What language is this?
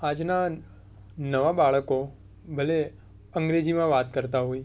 Gujarati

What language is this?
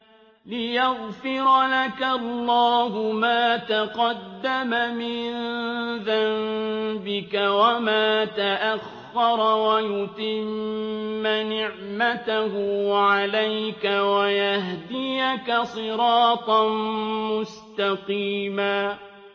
Arabic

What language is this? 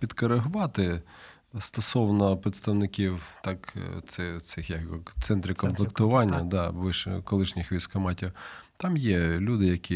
Ukrainian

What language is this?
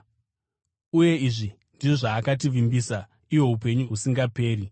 Shona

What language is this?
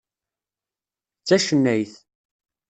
Kabyle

